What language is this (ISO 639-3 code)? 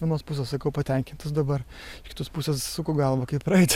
lit